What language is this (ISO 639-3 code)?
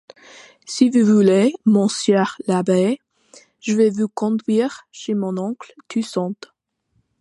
fra